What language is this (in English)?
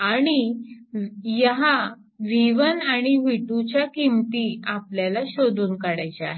Marathi